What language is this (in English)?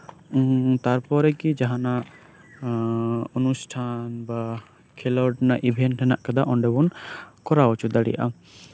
Santali